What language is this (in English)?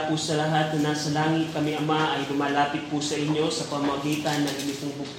Filipino